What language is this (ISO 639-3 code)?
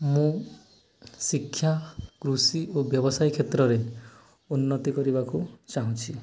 ori